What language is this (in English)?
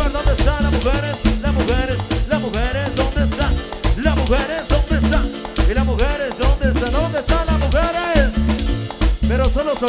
Spanish